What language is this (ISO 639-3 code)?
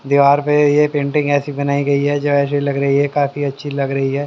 hin